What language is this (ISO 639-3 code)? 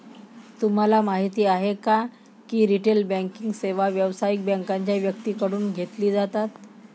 mar